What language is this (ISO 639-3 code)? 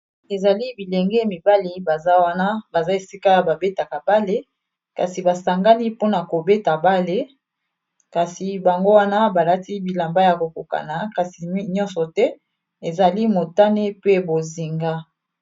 lin